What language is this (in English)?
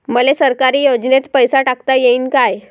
Marathi